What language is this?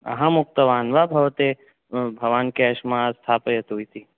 Sanskrit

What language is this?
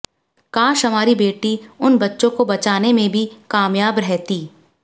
Hindi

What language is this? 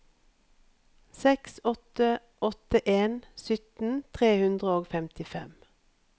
Norwegian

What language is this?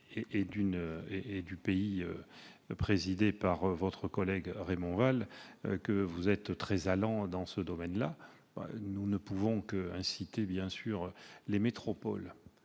French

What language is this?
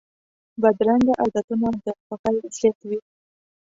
Pashto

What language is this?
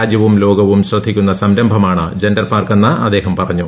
Malayalam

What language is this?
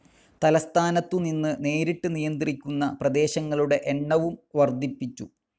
Malayalam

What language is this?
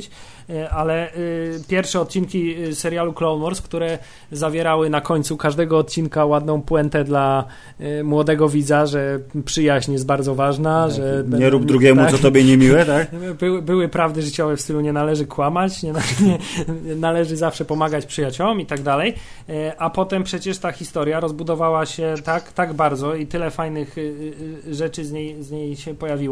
Polish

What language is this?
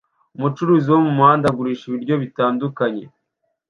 Kinyarwanda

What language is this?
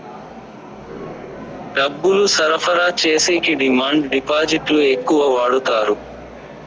Telugu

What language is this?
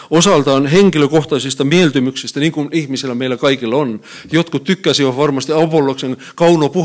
Finnish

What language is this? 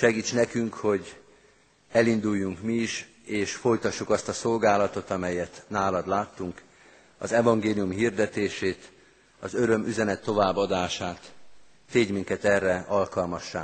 Hungarian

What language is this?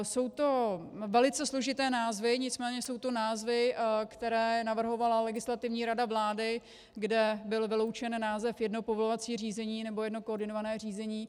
Czech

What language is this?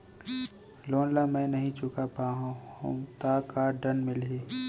Chhattisgarhi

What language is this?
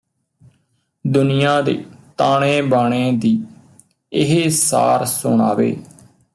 Punjabi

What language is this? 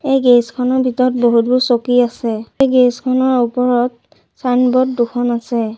Assamese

